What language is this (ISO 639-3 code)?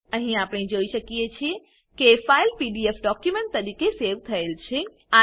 guj